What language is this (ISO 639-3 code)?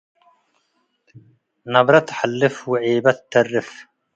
tig